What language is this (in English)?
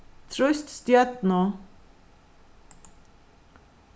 Faroese